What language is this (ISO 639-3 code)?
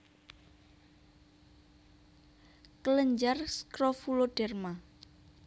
jav